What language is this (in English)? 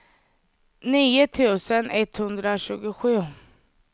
Swedish